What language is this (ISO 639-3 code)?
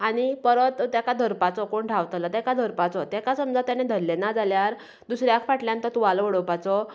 kok